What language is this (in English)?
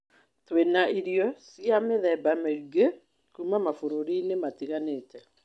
Kikuyu